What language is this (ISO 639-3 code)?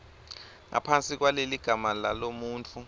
ssw